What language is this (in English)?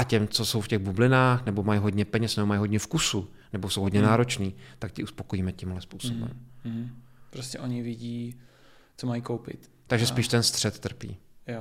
Czech